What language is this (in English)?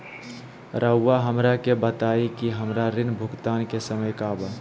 Magahi